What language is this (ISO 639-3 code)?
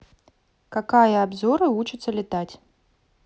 rus